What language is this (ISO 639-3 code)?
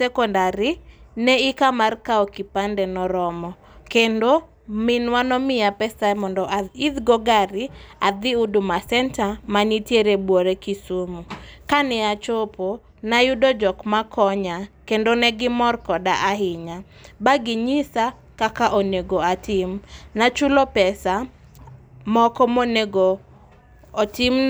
luo